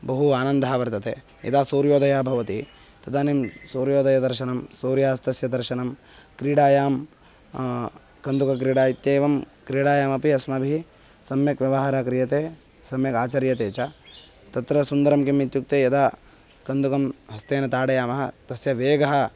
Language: Sanskrit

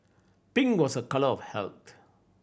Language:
English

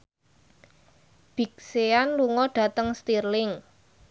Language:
Javanese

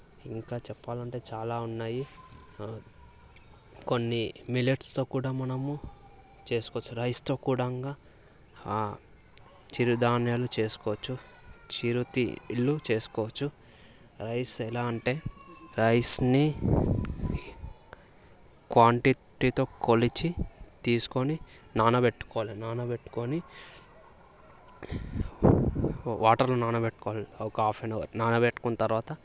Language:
Telugu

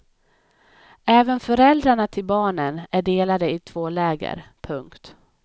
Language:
Swedish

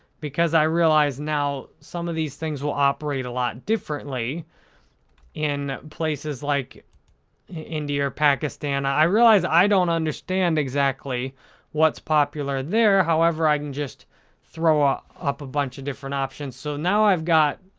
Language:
English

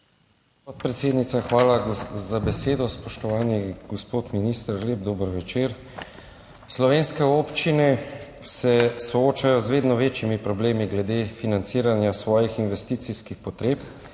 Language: Slovenian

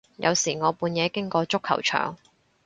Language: Cantonese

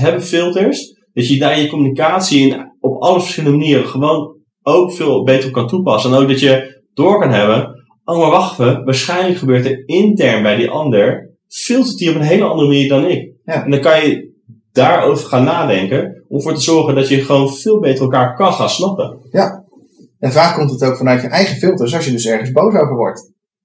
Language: Dutch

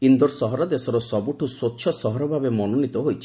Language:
Odia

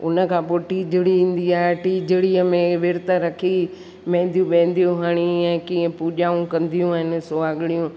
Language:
Sindhi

